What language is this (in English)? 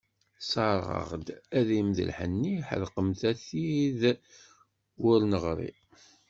Kabyle